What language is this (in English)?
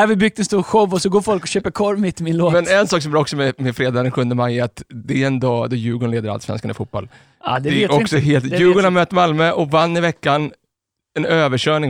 Swedish